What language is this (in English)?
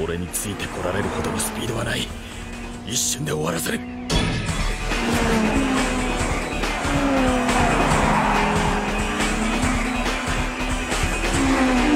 Japanese